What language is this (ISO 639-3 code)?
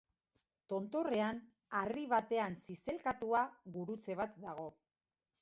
eus